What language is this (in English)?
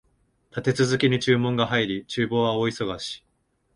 Japanese